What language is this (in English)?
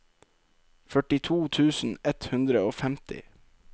Norwegian